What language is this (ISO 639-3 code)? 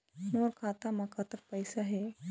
hne